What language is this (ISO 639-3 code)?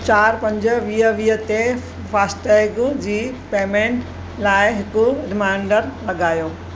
snd